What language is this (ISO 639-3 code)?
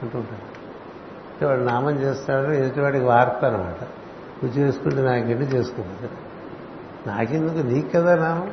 tel